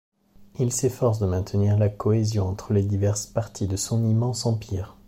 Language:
French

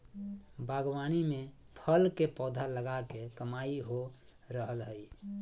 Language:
Magahi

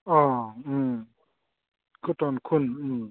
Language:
Bodo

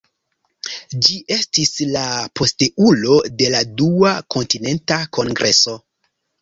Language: Esperanto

